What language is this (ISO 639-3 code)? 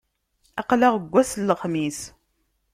kab